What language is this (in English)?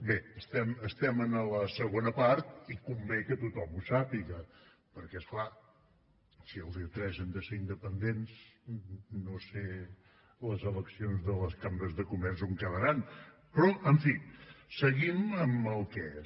Catalan